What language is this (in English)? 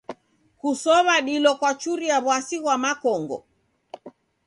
Taita